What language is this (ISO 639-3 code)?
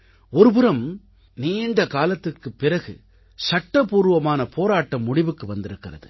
tam